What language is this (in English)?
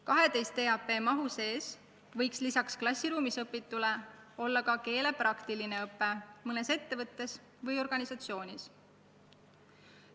Estonian